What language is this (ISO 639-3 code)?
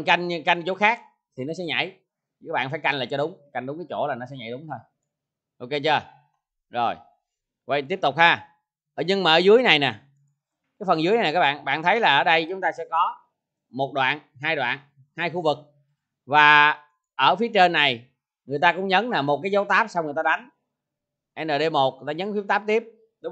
vie